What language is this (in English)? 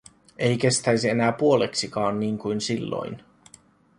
Finnish